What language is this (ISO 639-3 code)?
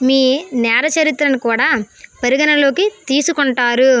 tel